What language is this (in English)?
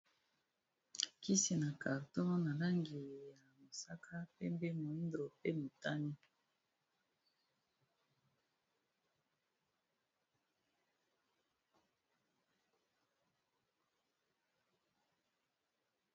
Lingala